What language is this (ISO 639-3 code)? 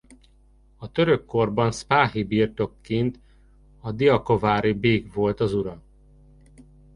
hun